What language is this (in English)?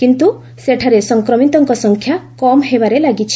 Odia